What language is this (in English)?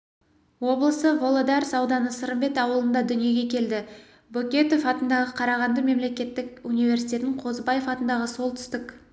Kazakh